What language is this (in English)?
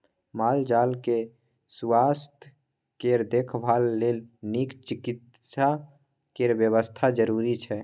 Maithili